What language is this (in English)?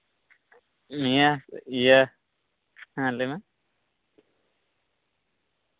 Santali